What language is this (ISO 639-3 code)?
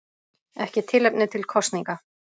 isl